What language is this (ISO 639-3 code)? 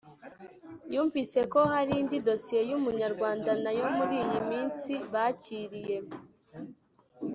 kin